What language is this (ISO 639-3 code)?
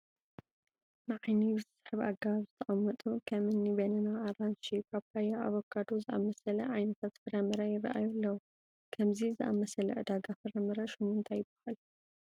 tir